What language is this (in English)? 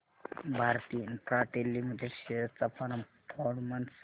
Marathi